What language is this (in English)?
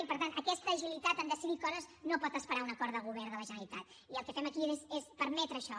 Catalan